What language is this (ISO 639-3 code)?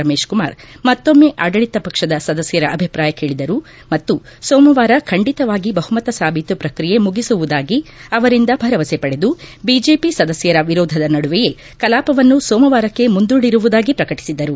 kan